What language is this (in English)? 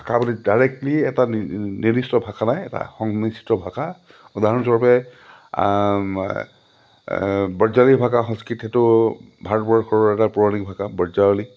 Assamese